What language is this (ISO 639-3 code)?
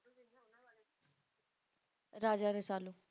pan